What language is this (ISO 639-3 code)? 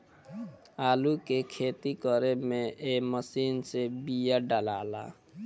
bho